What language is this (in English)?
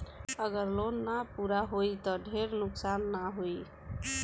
Bhojpuri